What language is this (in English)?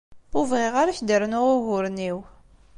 Kabyle